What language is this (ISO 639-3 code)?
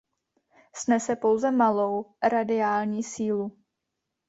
ces